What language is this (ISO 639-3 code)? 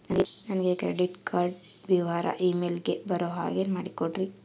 kan